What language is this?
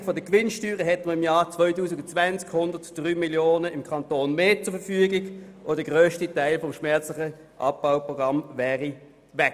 Swiss German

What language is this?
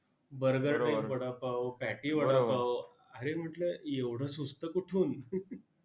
Marathi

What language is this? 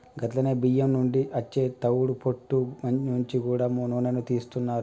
Telugu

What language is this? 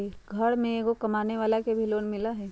Magahi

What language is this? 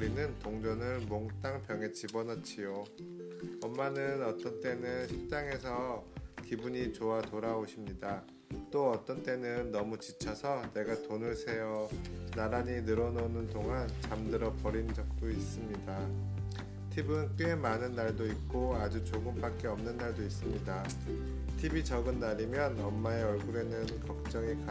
Korean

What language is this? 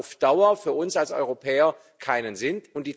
German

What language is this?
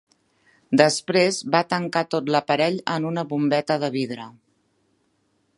Catalan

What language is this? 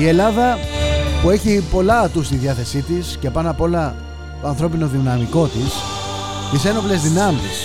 Greek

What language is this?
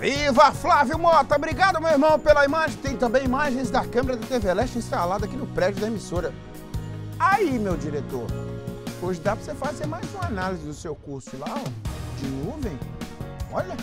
Portuguese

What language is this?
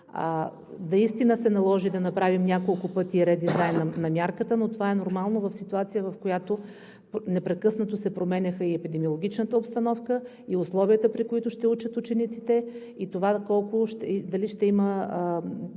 Bulgarian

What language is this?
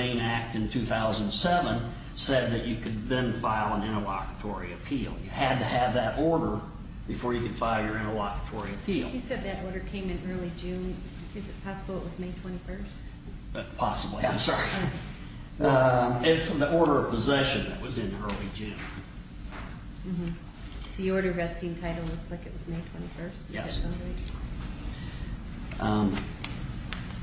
English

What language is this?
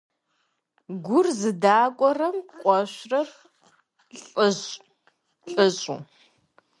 Kabardian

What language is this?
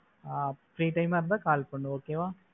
Tamil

